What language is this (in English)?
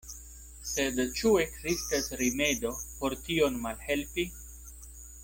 Esperanto